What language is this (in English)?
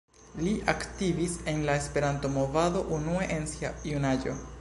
Esperanto